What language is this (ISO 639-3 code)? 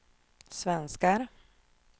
swe